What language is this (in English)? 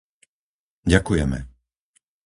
Slovak